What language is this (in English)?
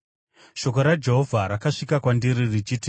Shona